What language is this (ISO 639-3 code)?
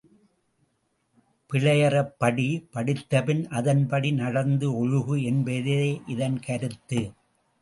tam